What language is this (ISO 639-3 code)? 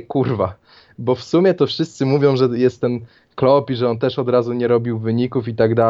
pol